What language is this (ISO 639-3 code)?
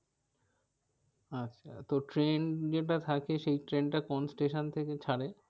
ben